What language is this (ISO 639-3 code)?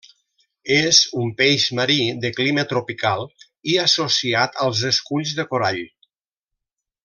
cat